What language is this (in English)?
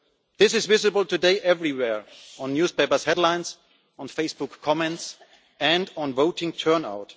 English